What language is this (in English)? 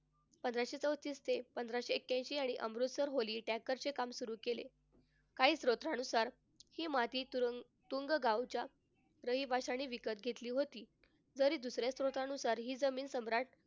Marathi